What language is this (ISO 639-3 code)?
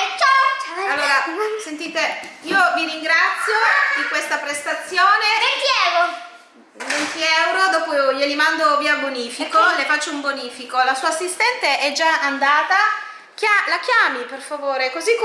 ita